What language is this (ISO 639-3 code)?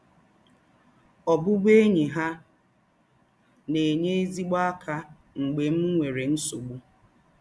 ibo